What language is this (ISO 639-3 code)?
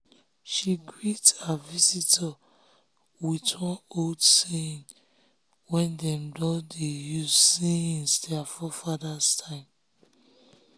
pcm